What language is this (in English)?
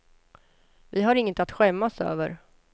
Swedish